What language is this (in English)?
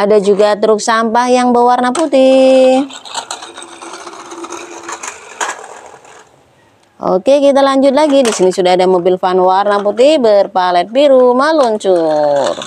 Indonesian